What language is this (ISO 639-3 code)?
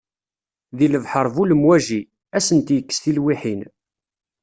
kab